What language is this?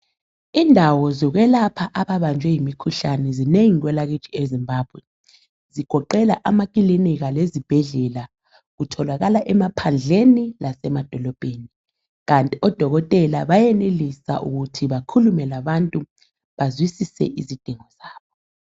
North Ndebele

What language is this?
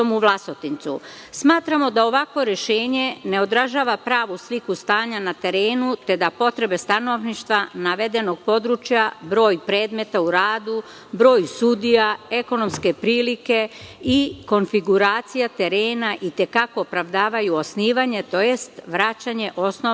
Serbian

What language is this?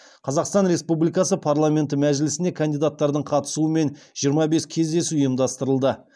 Kazakh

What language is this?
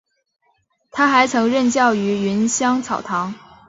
Chinese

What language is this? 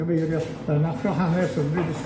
Welsh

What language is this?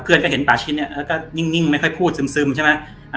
Thai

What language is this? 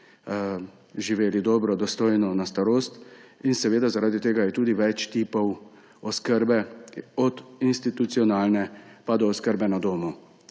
Slovenian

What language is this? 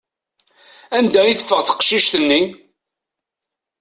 Kabyle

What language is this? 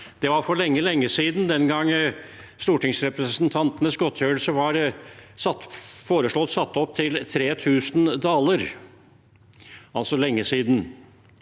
Norwegian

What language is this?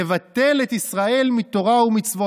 Hebrew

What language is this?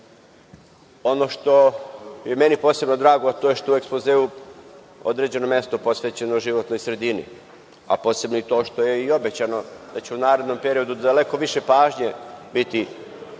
Serbian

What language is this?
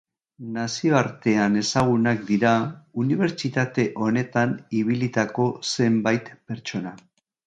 Basque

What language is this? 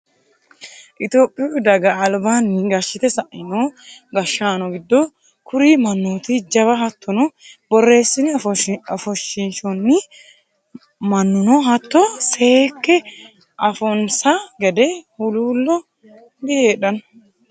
Sidamo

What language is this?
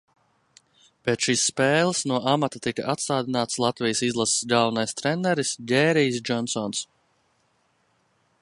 Latvian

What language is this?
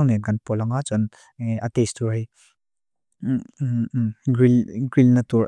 Mizo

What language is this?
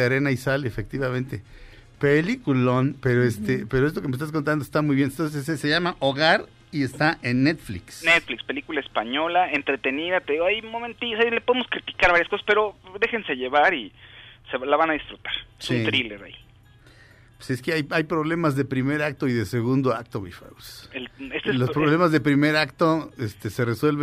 Spanish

